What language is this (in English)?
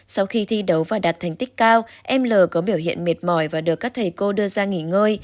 Vietnamese